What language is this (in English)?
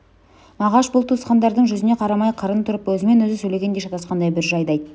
Kazakh